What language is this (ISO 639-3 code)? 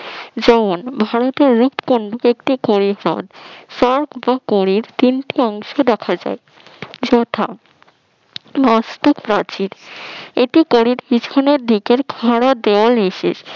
ben